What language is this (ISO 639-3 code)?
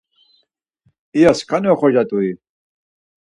lzz